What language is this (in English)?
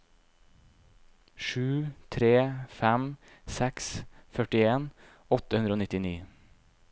Norwegian